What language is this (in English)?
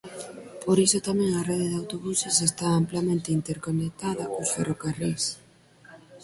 Galician